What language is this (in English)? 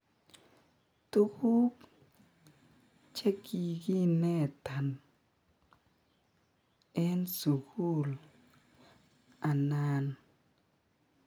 Kalenjin